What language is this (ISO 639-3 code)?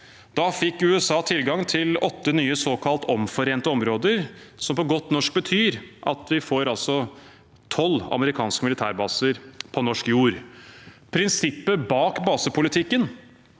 nor